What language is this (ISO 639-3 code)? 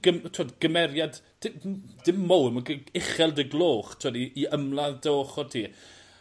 cym